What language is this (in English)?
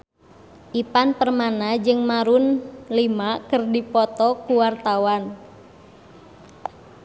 Sundanese